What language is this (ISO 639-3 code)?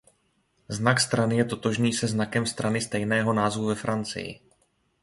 ces